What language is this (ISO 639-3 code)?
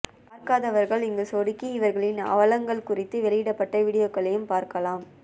tam